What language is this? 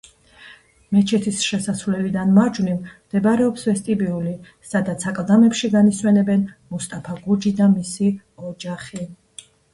Georgian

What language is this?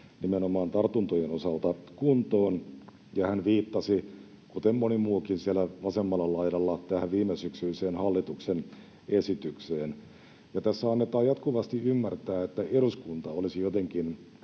Finnish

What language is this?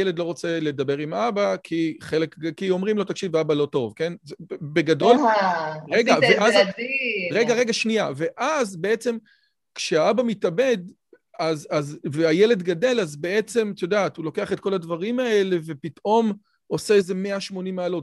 Hebrew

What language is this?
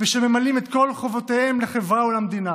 Hebrew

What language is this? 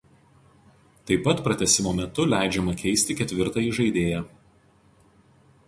Lithuanian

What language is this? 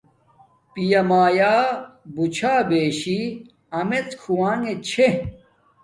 Domaaki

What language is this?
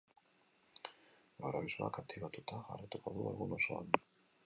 Basque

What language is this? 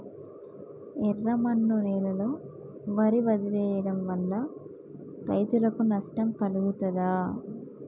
Telugu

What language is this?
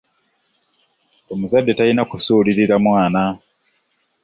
Ganda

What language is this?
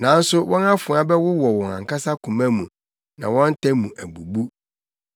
Akan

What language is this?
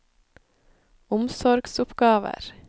Norwegian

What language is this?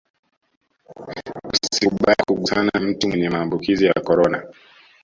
Swahili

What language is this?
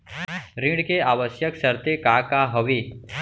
Chhattisgarhi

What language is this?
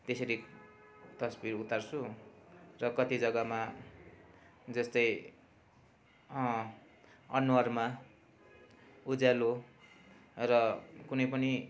Nepali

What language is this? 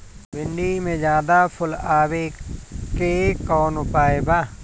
Bhojpuri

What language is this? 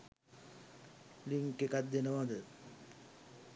Sinhala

